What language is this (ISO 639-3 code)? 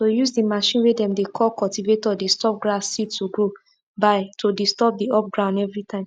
pcm